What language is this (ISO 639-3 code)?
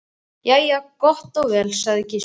isl